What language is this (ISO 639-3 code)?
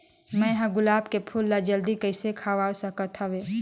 hne